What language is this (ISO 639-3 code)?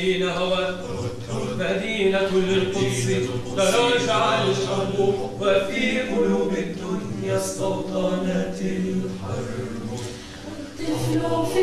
ara